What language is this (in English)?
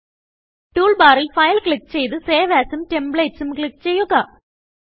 Malayalam